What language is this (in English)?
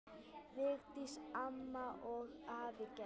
Icelandic